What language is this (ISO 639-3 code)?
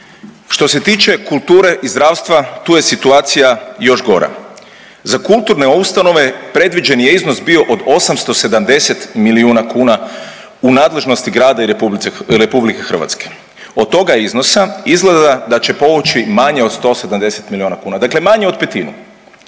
hrv